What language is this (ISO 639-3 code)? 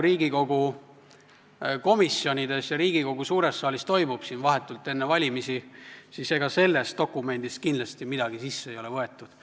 est